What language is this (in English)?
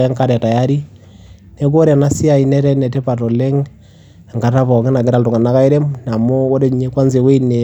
Masai